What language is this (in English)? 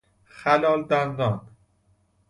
Persian